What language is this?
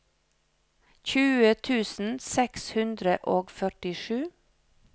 Norwegian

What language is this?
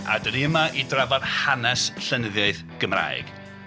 Welsh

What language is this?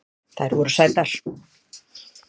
Icelandic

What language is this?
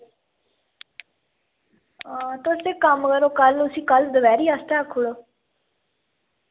Dogri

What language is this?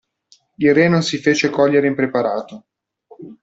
Italian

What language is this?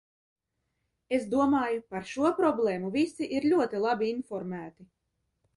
Latvian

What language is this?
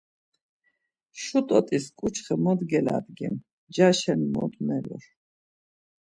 Laz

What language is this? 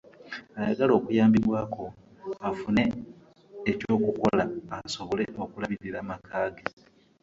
Ganda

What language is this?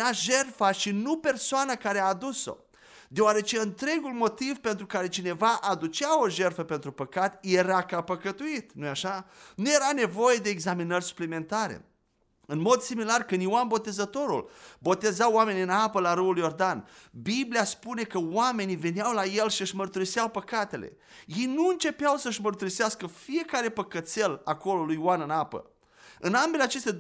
Romanian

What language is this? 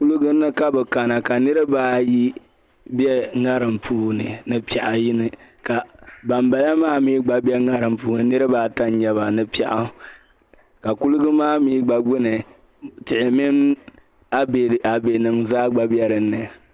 Dagbani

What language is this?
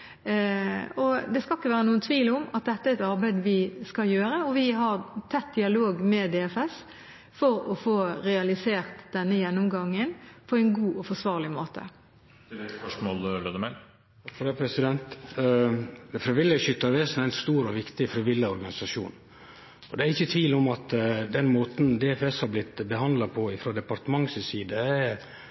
Norwegian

